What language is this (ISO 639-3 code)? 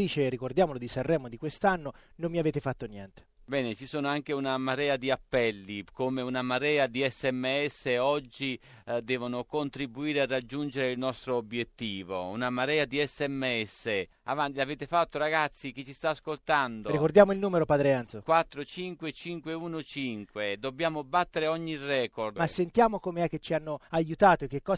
ita